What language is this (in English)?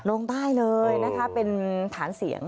Thai